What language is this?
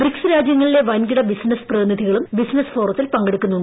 Malayalam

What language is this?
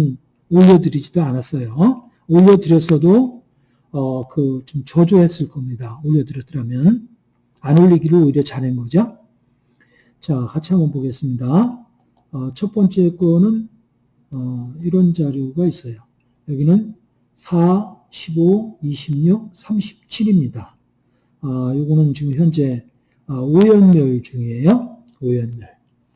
Korean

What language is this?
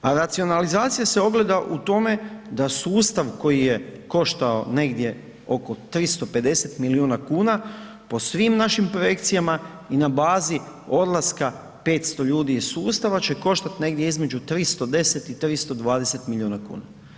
Croatian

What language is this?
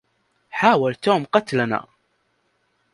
Arabic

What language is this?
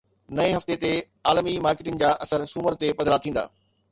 Sindhi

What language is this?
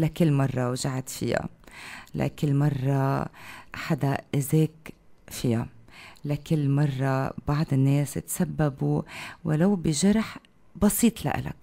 Arabic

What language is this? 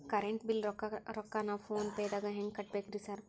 Kannada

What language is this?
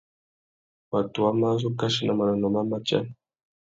Tuki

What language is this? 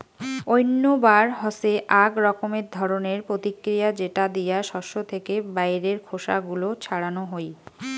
Bangla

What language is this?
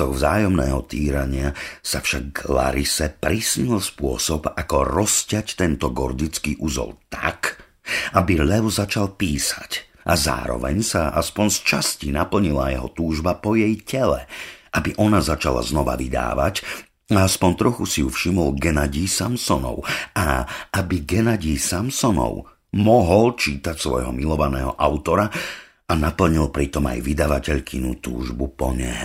Slovak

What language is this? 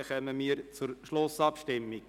Swiss German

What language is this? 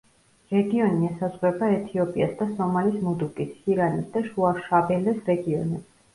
Georgian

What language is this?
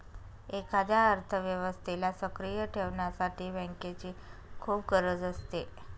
Marathi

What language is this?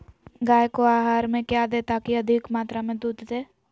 Magahi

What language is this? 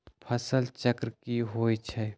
Magahi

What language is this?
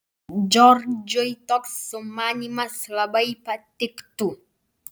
Lithuanian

